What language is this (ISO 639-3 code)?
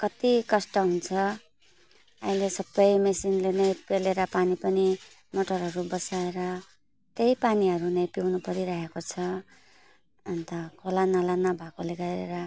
nep